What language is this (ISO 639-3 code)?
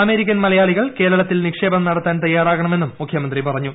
mal